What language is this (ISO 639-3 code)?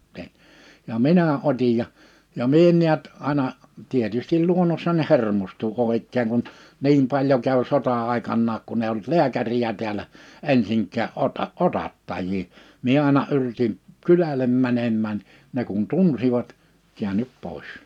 fin